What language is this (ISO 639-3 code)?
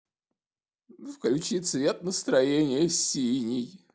rus